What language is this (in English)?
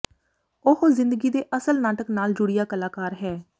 Punjabi